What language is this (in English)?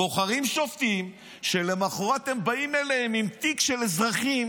Hebrew